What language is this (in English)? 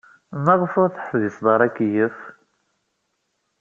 Kabyle